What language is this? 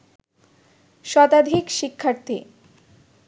Bangla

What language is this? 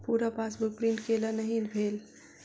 Maithili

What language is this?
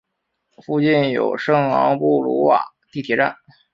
Chinese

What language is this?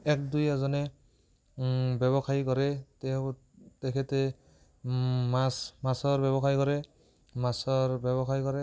Assamese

